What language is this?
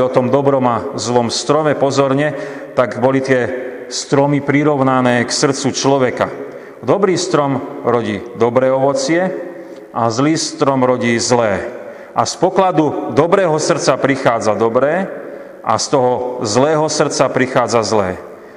Slovak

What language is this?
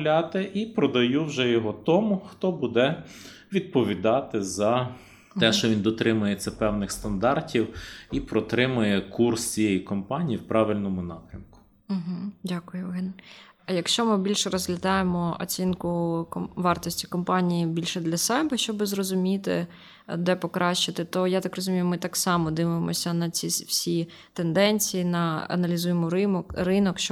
Ukrainian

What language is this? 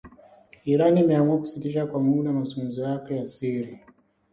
Swahili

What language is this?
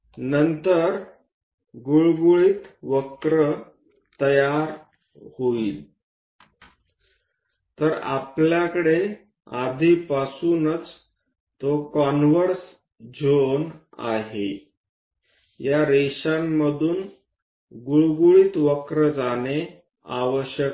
Marathi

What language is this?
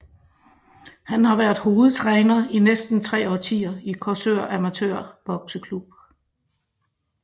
Danish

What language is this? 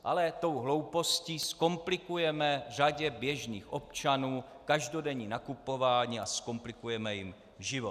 Czech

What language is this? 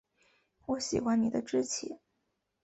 Chinese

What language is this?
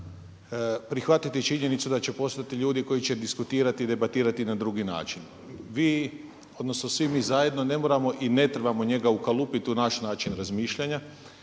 Croatian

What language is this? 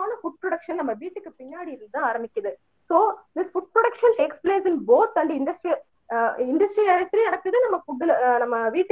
Tamil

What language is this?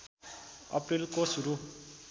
Nepali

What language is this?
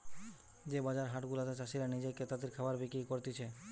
Bangla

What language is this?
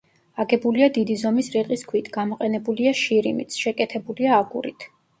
Georgian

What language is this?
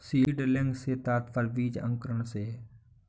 Hindi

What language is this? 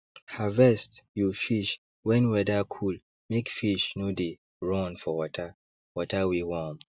Nigerian Pidgin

